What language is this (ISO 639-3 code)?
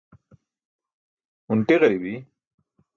bsk